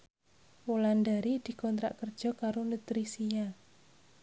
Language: Javanese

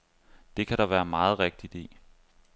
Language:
Danish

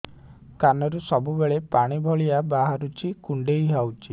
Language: Odia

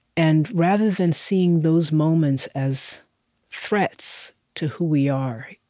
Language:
English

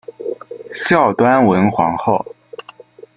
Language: Chinese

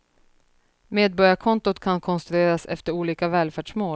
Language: Swedish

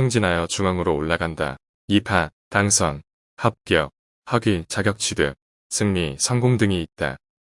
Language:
Korean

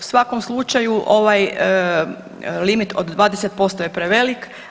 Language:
Croatian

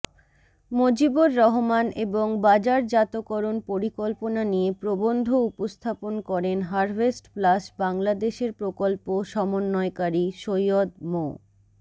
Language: Bangla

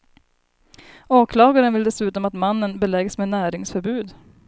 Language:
Swedish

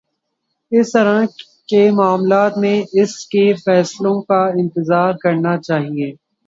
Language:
Urdu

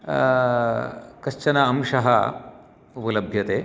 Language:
Sanskrit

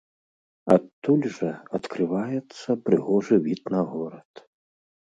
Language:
Belarusian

